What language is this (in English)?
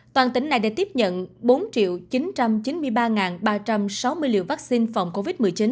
Vietnamese